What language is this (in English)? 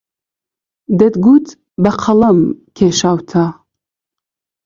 Central Kurdish